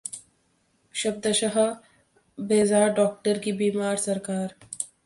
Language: Hindi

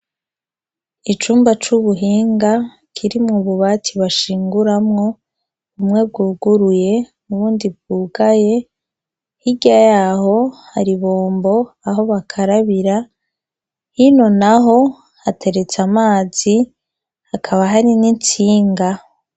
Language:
Rundi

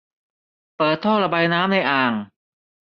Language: Thai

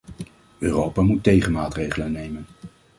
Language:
Dutch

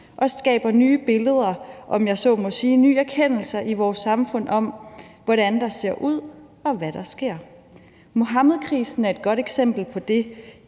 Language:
Danish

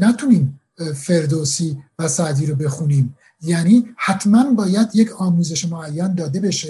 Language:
Persian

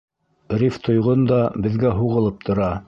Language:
Bashkir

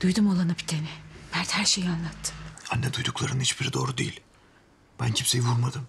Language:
Turkish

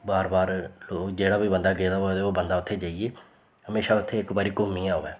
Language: Dogri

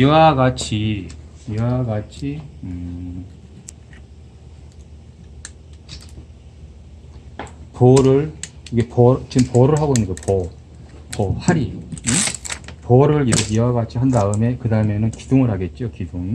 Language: Korean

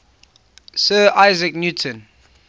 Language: English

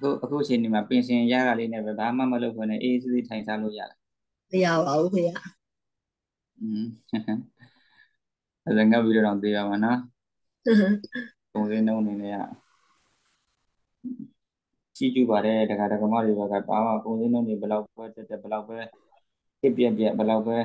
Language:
Vietnamese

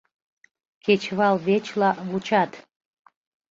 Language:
Mari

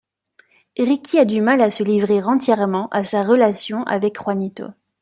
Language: French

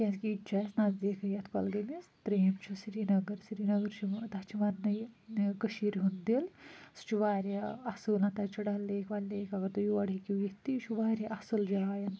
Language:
Kashmiri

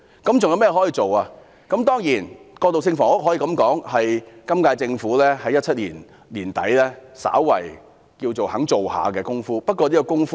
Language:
Cantonese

